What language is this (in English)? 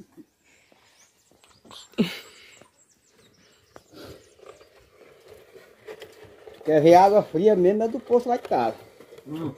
Portuguese